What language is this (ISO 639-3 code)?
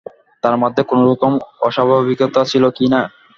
ben